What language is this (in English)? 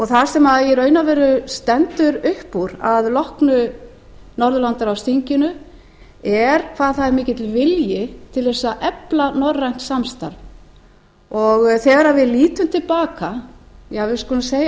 Icelandic